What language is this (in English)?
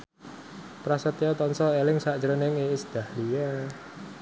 Javanese